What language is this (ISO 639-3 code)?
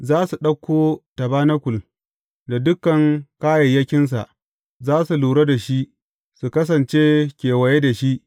hau